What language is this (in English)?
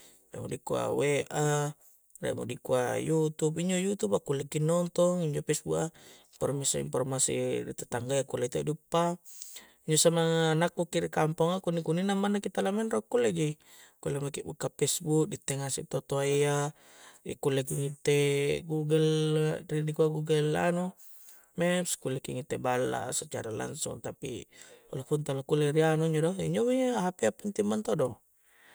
Coastal Konjo